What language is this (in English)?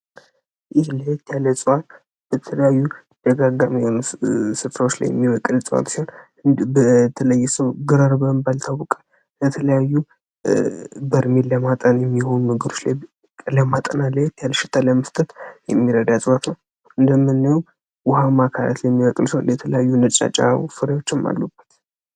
Amharic